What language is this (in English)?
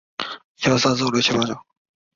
Chinese